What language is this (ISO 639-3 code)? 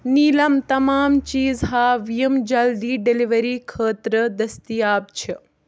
kas